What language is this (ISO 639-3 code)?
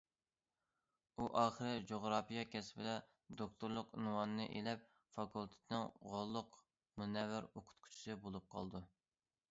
uig